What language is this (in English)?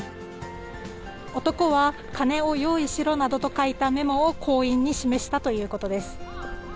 Japanese